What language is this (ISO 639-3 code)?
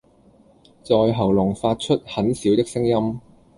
yue